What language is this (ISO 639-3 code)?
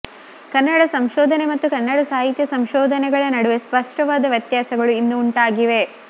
kan